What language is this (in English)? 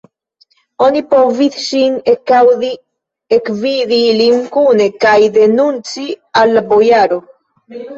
Esperanto